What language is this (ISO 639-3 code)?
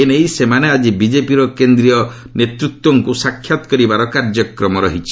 ori